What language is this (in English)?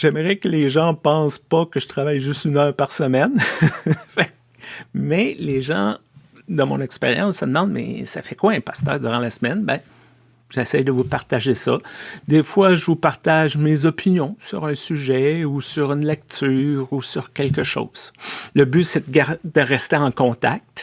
French